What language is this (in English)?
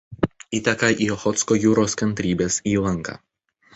Lithuanian